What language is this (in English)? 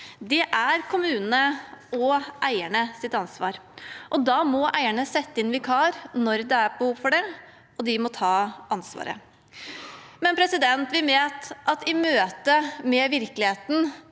Norwegian